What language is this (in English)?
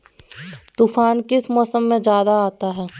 Magahi